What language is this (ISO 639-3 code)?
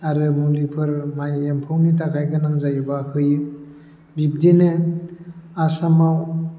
brx